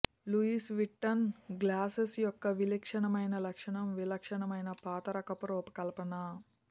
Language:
Telugu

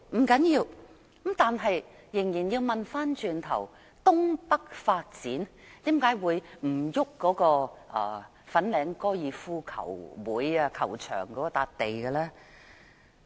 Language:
Cantonese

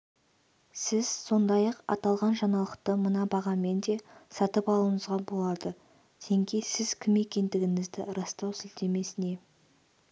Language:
Kazakh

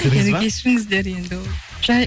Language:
Kazakh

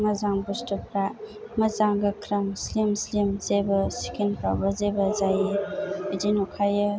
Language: Bodo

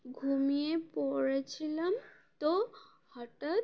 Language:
Bangla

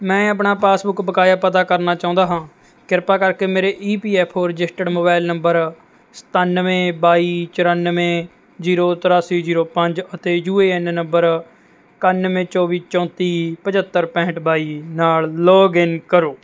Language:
Punjabi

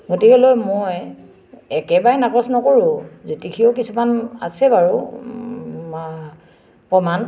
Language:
Assamese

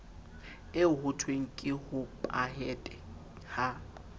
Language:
Southern Sotho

